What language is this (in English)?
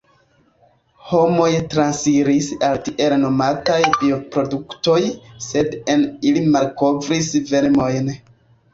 Esperanto